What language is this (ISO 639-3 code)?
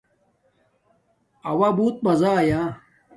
dmk